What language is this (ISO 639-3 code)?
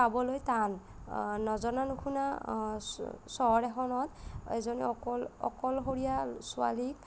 asm